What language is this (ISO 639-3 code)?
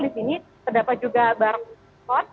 ind